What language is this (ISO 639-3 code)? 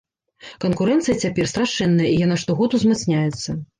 bel